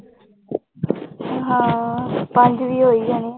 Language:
Punjabi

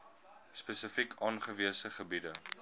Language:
Afrikaans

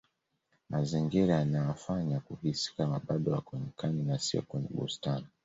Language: Swahili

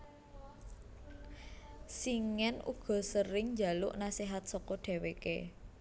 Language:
Javanese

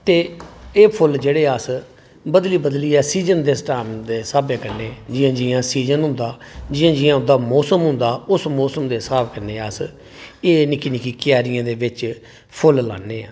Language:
Dogri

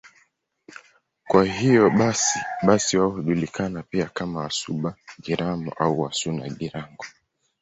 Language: Swahili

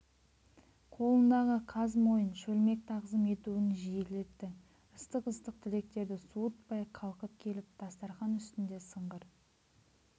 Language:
Kazakh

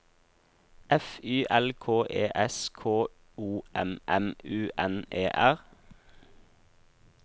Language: Norwegian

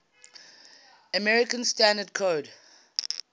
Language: English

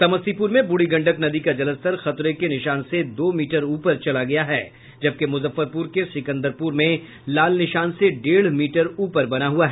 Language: Hindi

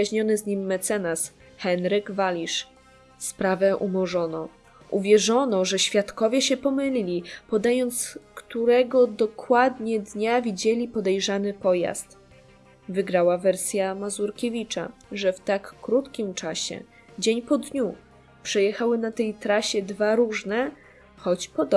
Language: Polish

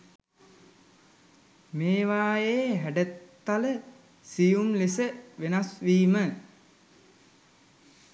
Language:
Sinhala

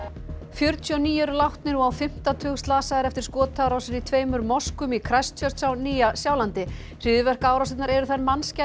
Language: Icelandic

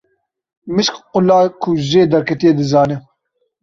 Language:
Kurdish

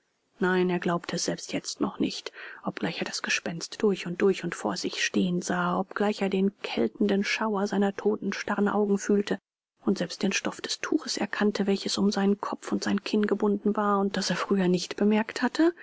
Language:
German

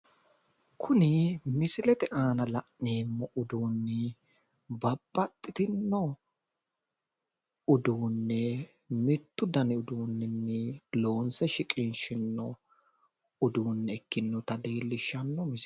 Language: Sidamo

